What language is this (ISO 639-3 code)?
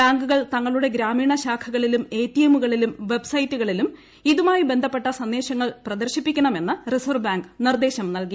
mal